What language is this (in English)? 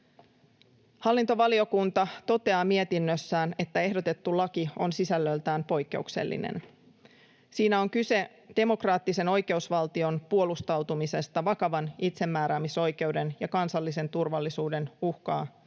Finnish